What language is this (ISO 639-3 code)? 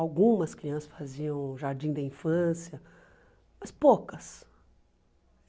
por